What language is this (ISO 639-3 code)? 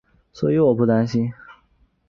zho